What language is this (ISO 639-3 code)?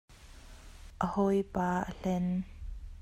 cnh